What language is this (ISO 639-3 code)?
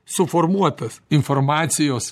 lit